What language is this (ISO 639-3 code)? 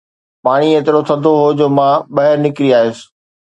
snd